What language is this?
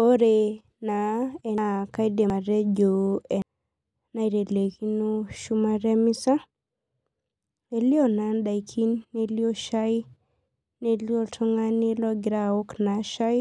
Masai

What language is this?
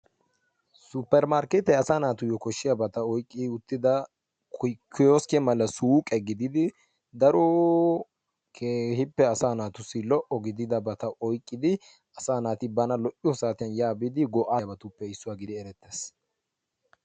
Wolaytta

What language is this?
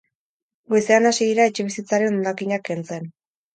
Basque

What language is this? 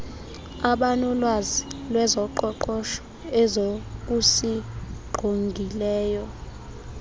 Xhosa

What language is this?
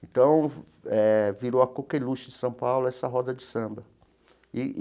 Portuguese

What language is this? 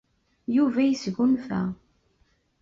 Kabyle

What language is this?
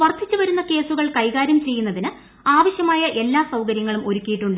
Malayalam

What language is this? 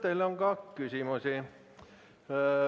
Estonian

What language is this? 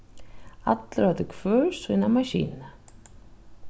Faroese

